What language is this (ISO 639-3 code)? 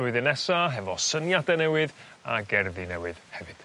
cym